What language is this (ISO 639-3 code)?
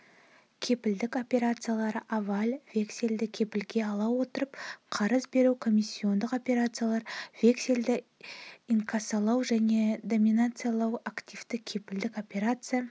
kaz